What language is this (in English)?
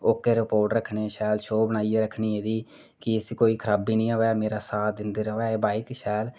Dogri